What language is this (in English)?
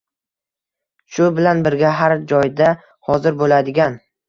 Uzbek